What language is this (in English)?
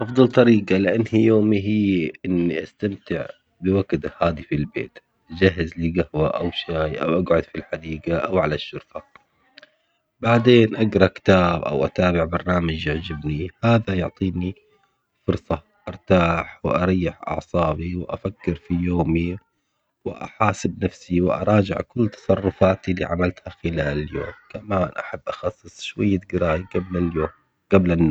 Omani Arabic